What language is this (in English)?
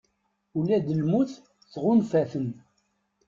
Kabyle